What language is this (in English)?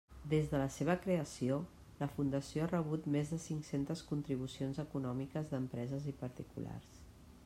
Catalan